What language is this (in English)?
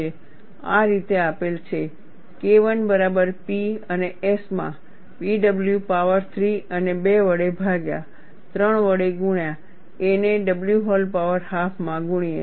Gujarati